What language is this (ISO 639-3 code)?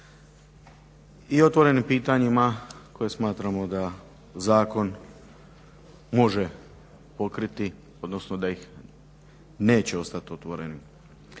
hrv